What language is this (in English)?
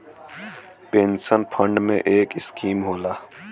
Bhojpuri